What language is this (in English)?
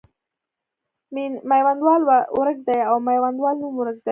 Pashto